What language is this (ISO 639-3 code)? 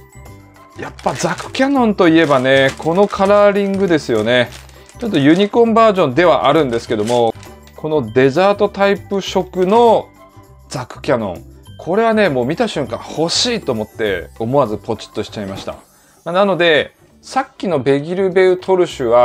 jpn